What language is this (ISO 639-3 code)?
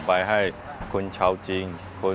ind